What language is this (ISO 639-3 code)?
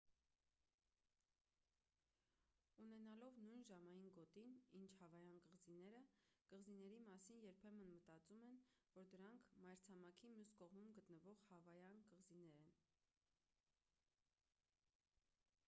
hye